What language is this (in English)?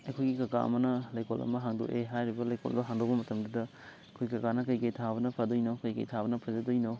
Manipuri